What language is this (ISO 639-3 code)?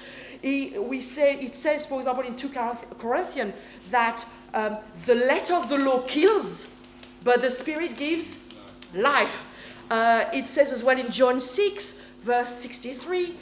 eng